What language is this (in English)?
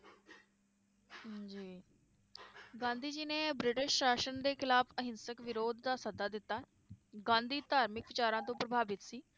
Punjabi